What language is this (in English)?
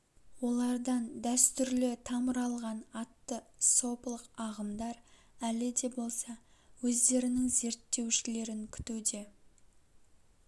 Kazakh